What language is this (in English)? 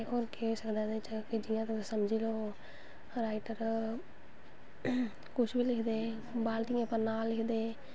Dogri